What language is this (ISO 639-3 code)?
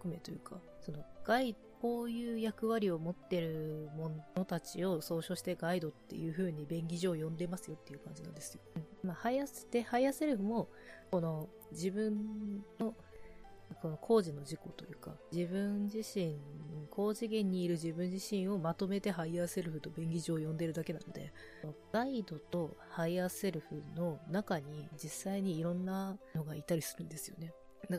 jpn